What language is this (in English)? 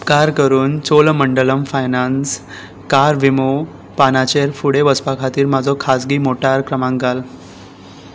Konkani